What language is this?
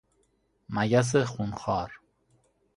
Persian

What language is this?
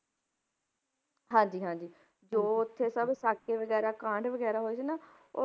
Punjabi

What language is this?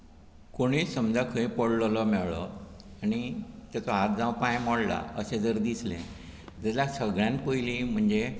Konkani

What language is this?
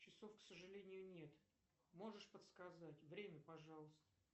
Russian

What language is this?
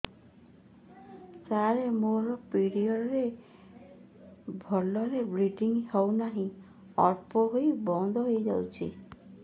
Odia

